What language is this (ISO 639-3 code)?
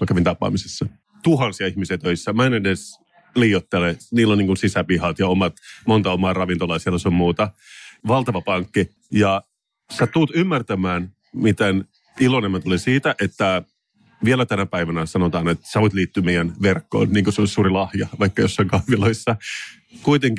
fin